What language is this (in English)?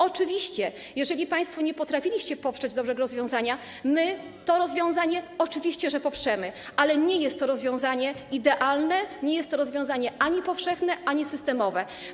Polish